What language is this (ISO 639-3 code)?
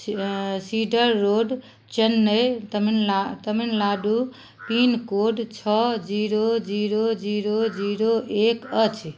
mai